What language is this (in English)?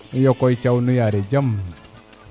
Serer